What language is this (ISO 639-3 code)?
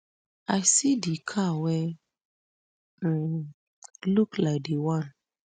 pcm